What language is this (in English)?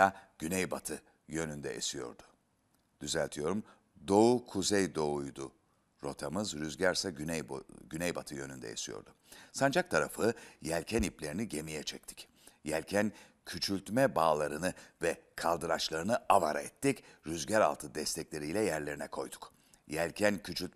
Turkish